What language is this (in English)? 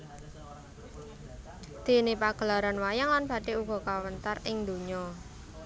Javanese